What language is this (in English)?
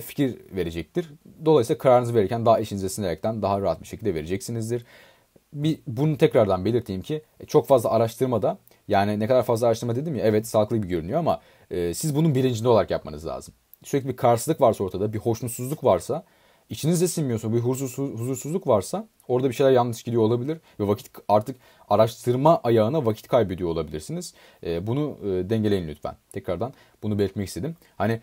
Turkish